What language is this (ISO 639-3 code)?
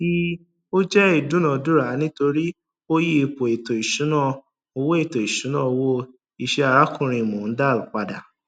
yor